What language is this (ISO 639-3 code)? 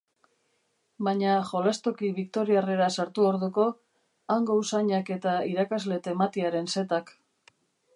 eus